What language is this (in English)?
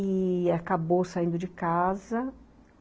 Portuguese